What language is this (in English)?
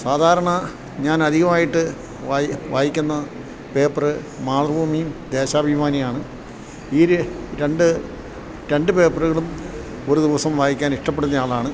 Malayalam